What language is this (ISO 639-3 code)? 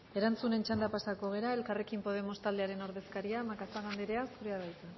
eus